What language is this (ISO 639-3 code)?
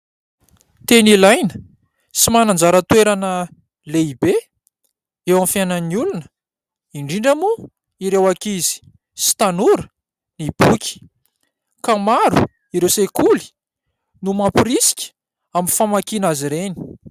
mlg